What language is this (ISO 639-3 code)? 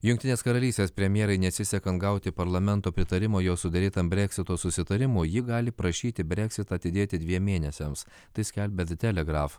lit